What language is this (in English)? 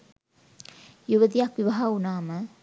Sinhala